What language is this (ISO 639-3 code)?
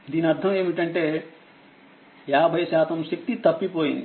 tel